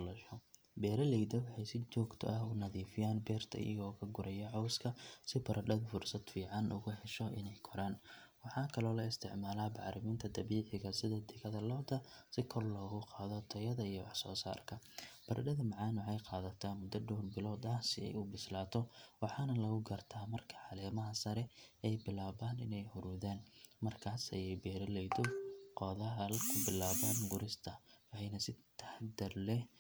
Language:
Somali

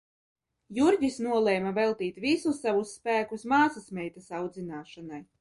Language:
Latvian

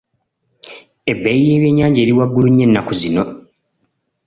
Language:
Ganda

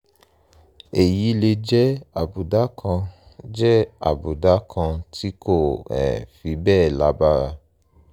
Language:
Yoruba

